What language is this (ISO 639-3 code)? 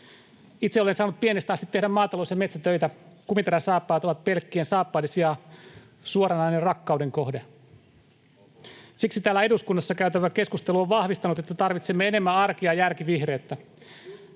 fin